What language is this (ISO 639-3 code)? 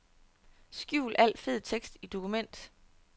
dan